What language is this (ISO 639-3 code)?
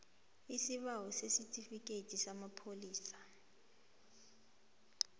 nbl